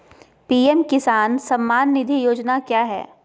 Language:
Magahi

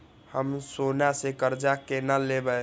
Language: Maithili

